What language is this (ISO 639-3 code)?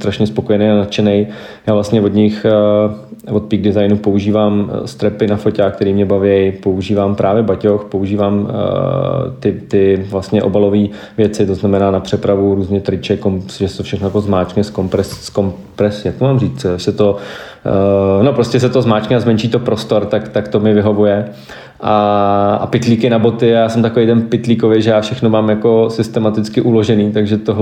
ces